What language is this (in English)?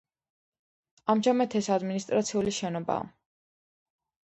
Georgian